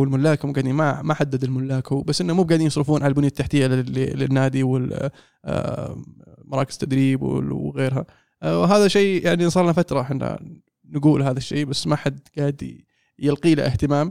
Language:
Arabic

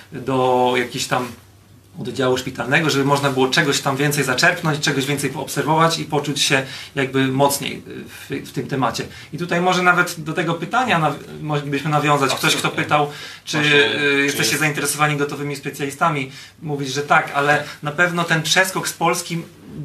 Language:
Polish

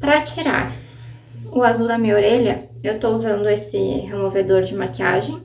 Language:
Portuguese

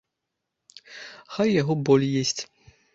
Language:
Belarusian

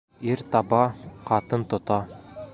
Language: Bashkir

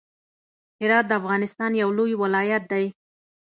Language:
Pashto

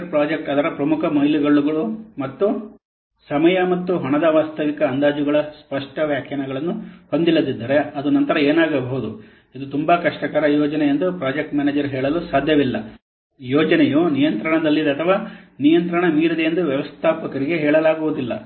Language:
Kannada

